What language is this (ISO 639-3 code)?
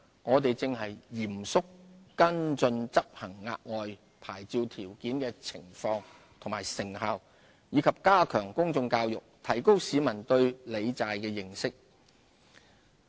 yue